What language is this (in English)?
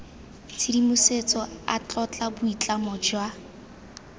Tswana